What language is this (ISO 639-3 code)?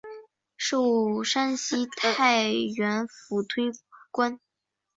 zho